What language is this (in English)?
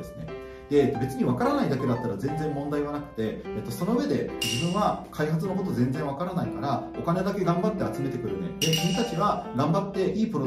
Japanese